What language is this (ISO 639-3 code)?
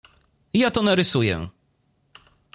pol